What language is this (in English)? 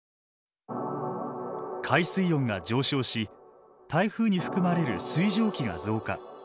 Japanese